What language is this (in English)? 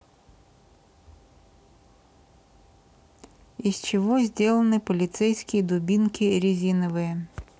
Russian